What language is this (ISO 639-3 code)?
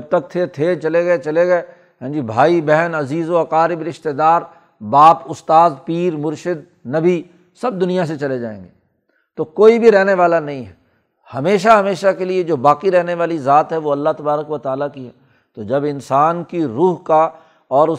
urd